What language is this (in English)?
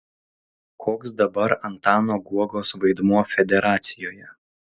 Lithuanian